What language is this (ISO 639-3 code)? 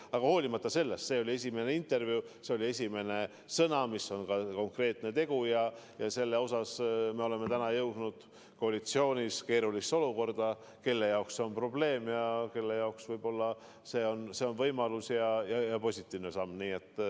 est